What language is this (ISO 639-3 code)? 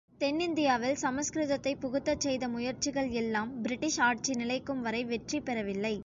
tam